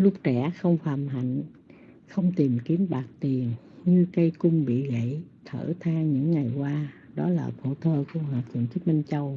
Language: Vietnamese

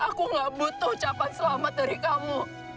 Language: Indonesian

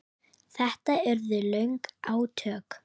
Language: Icelandic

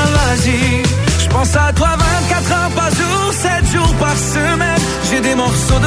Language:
Greek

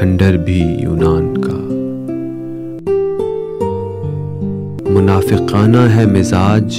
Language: Urdu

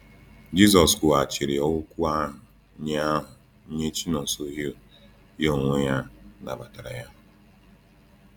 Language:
Igbo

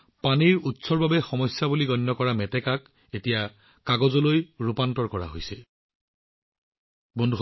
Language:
Assamese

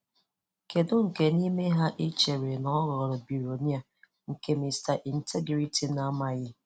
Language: Igbo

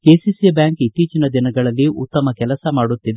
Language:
Kannada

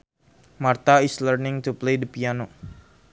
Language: Sundanese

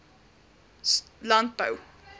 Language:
Afrikaans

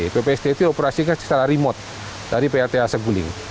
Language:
Indonesian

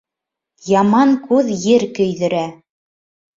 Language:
Bashkir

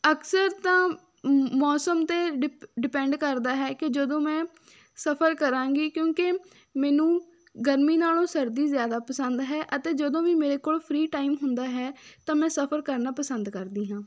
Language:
Punjabi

